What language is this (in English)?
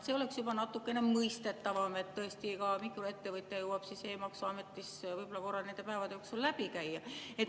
Estonian